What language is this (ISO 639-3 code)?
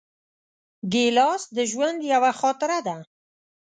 pus